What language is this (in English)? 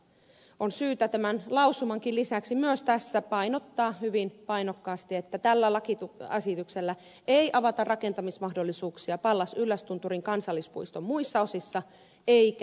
Finnish